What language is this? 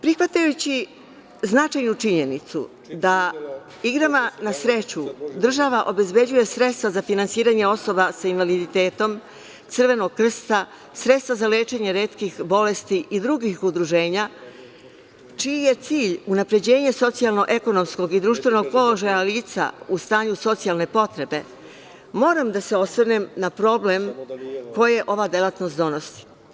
Serbian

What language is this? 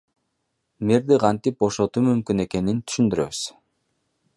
Kyrgyz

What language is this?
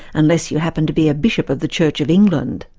English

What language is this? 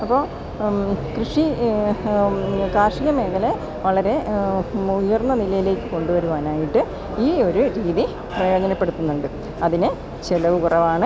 Malayalam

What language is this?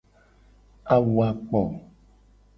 Gen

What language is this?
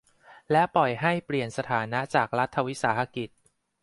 Thai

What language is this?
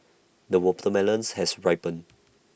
English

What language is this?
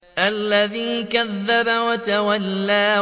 Arabic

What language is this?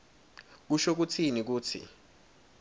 Swati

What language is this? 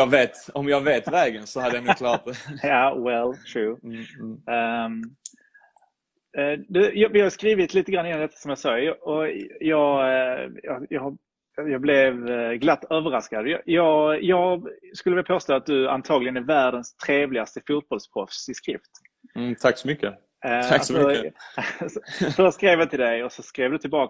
Swedish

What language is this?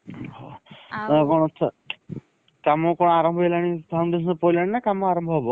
Odia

